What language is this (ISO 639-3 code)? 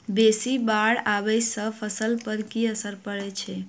mai